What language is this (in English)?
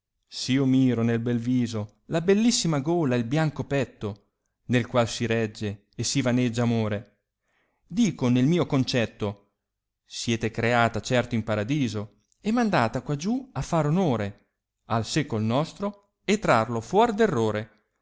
Italian